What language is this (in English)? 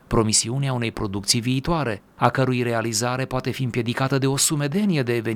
Romanian